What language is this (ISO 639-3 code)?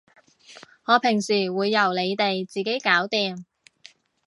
yue